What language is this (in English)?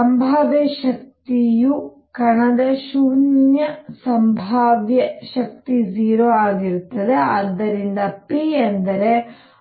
Kannada